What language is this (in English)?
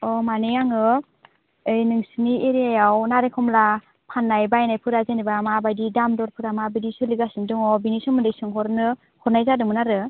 Bodo